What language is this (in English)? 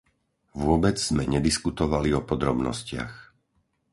Slovak